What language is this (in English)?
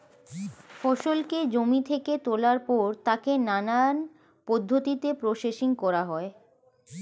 Bangla